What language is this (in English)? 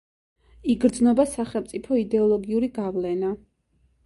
Georgian